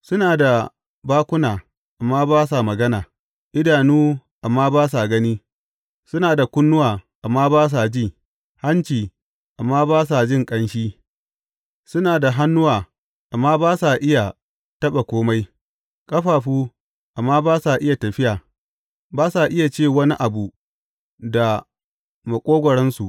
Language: Hausa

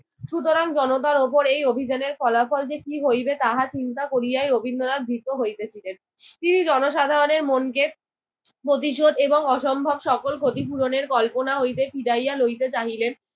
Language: Bangla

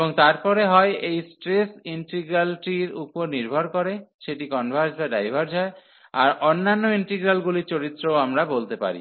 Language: Bangla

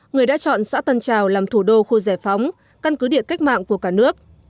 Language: Vietnamese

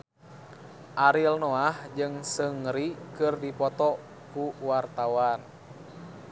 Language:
Sundanese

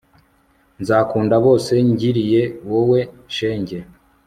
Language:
Kinyarwanda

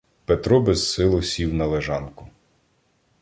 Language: Ukrainian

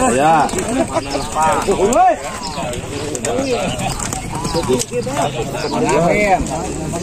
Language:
Indonesian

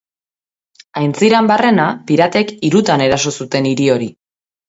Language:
Basque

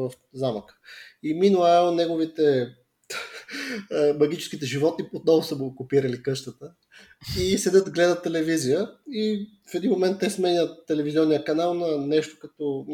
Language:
Bulgarian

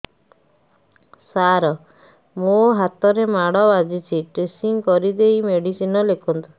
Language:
Odia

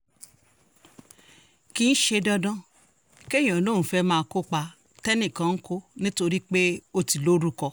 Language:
Yoruba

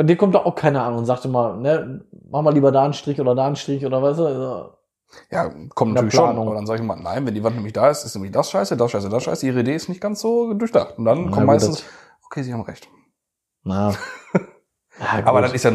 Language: German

